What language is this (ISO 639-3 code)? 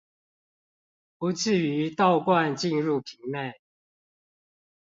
zho